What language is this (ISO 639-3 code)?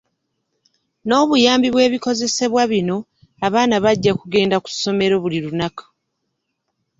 lug